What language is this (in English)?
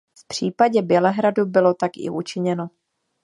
Czech